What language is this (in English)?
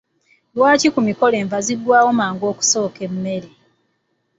Ganda